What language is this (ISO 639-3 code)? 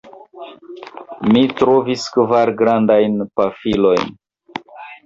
epo